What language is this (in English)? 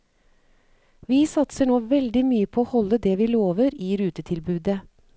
Norwegian